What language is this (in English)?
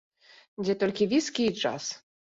Belarusian